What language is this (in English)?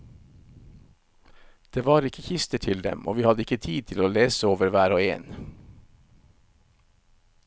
Norwegian